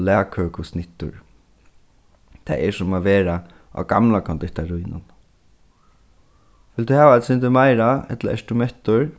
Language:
Faroese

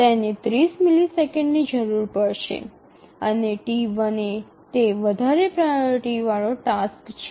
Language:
Gujarati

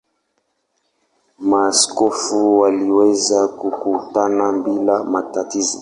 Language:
Swahili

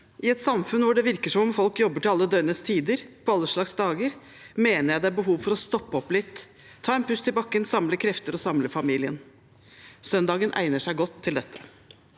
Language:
Norwegian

